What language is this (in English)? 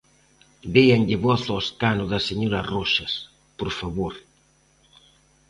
Galician